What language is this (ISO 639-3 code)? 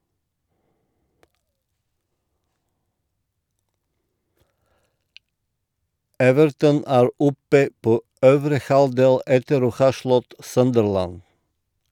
nor